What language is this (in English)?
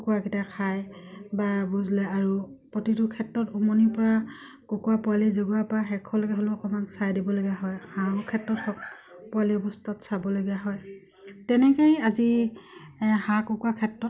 Assamese